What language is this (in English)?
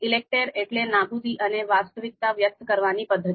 Gujarati